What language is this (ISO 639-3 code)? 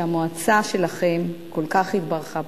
heb